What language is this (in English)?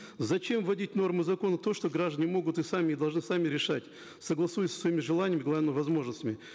Kazakh